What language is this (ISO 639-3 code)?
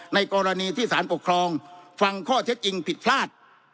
tha